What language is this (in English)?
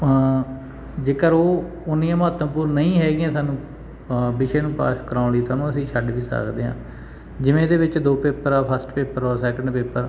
Punjabi